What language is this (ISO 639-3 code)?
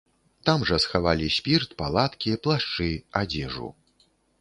bel